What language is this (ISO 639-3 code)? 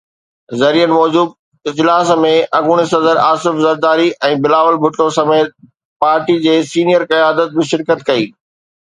snd